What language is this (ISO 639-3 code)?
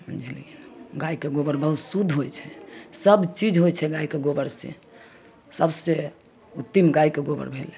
mai